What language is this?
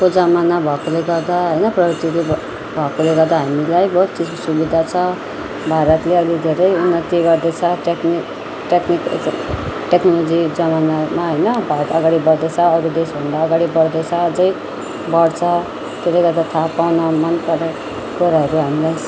Nepali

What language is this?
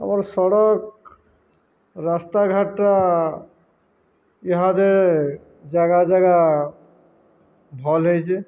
Odia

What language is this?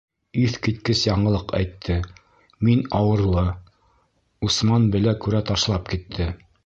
Bashkir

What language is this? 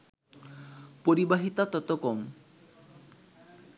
Bangla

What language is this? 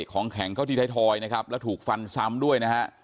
Thai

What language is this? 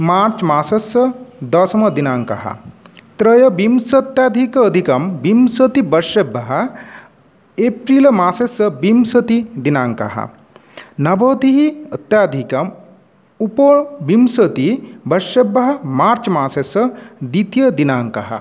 Sanskrit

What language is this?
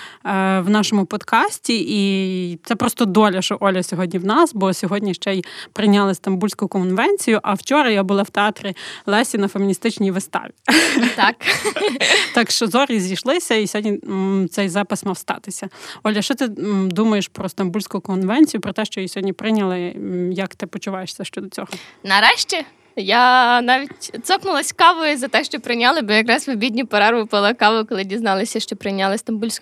Ukrainian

